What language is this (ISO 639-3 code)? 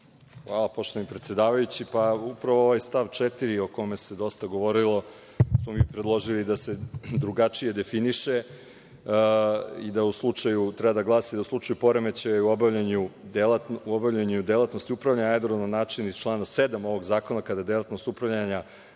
srp